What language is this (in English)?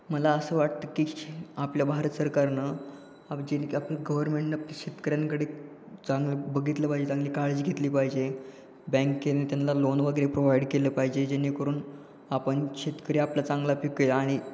Marathi